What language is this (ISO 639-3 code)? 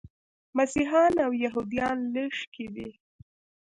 pus